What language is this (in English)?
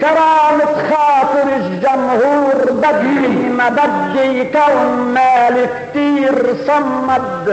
Arabic